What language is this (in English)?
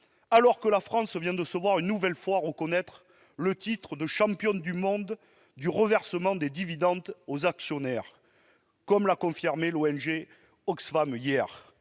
French